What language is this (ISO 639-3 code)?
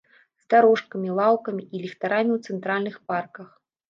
bel